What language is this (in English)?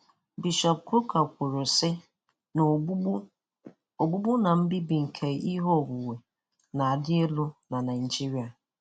Igbo